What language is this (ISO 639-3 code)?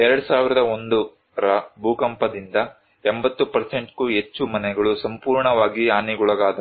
kan